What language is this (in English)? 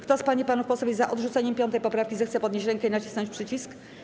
Polish